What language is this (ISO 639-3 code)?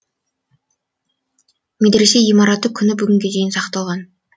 kaz